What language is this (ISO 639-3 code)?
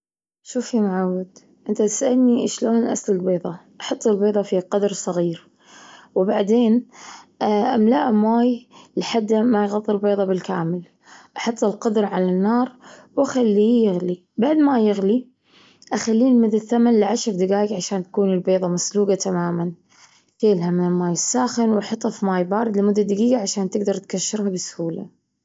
afb